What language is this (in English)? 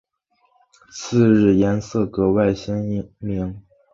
Chinese